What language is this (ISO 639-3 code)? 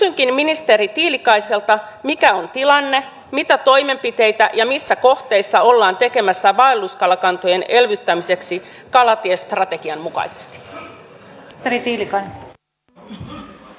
fin